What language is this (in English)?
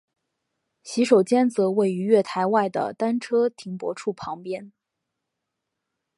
Chinese